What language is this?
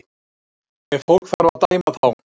Icelandic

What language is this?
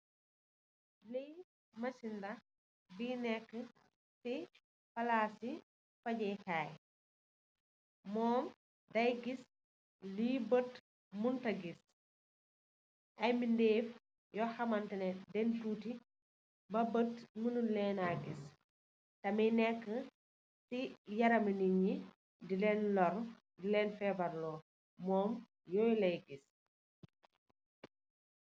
Wolof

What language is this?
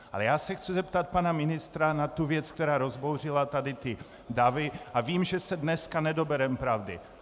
Czech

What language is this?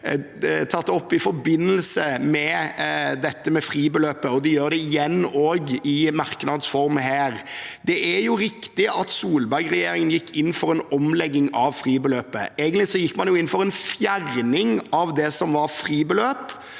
Norwegian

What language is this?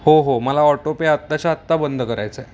Marathi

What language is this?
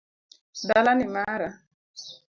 Luo (Kenya and Tanzania)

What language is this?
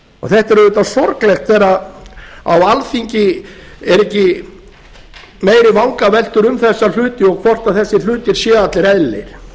Icelandic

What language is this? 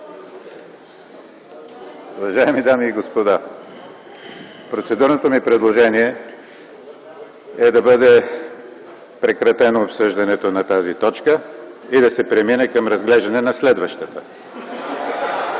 Bulgarian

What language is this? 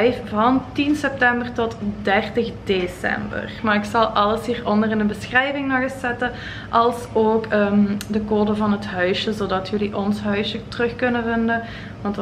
Dutch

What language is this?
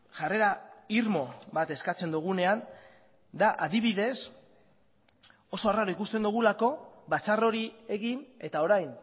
Basque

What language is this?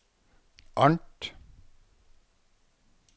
Norwegian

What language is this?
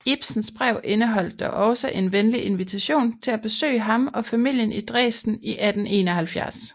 Danish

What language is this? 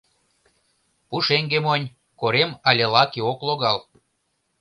Mari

